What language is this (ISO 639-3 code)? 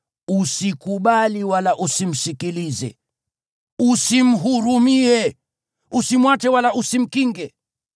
swa